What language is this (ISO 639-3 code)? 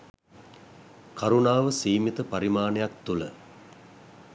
sin